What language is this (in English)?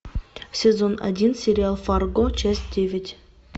Russian